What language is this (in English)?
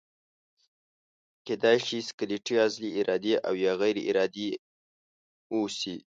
Pashto